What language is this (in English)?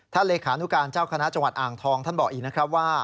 Thai